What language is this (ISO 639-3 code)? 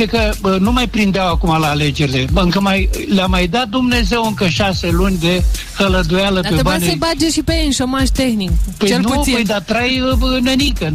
ron